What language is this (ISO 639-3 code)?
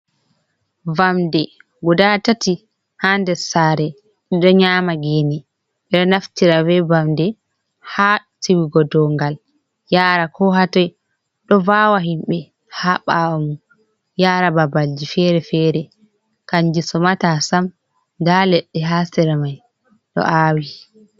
ful